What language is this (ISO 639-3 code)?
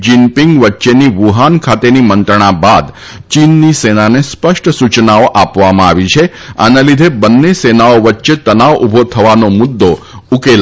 guj